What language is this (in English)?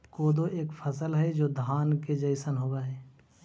Magahi